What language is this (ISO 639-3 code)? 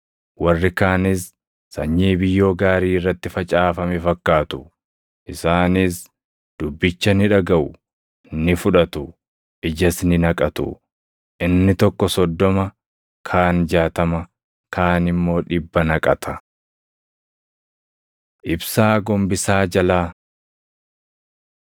orm